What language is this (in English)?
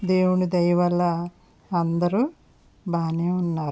Telugu